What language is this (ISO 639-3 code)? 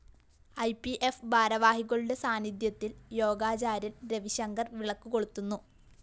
mal